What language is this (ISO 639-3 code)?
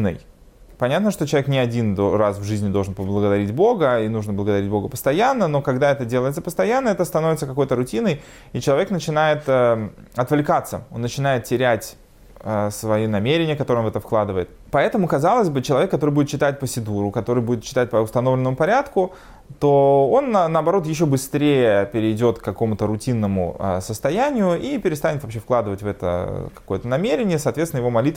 rus